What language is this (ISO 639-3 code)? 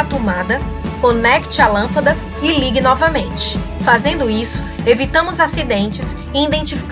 por